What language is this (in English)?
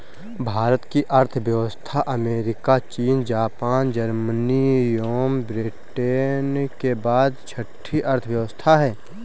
Hindi